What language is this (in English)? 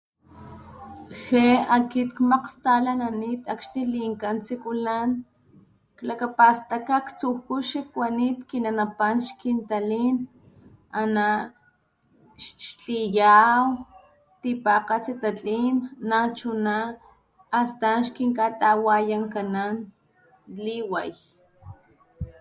Papantla Totonac